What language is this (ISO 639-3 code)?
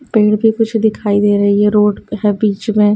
hin